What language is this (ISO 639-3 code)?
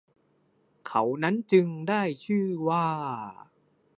tha